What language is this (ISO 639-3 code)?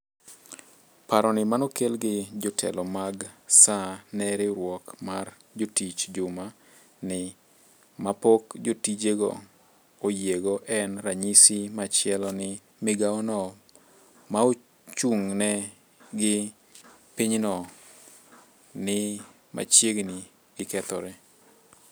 luo